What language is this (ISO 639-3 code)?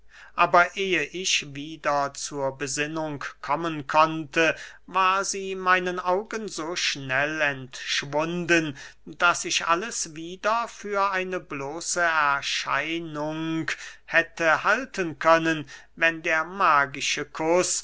deu